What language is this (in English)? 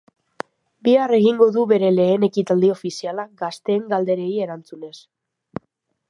Basque